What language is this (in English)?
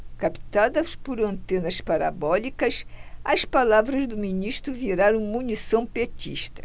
Portuguese